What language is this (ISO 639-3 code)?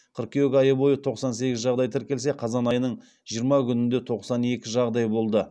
kaz